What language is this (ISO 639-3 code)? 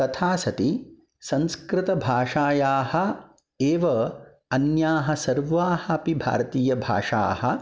san